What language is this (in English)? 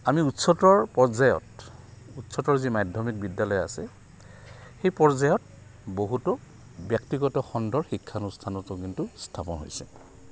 Assamese